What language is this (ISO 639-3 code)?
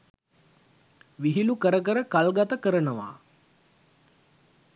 sin